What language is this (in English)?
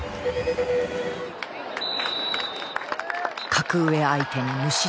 Japanese